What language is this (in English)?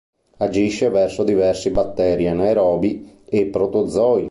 Italian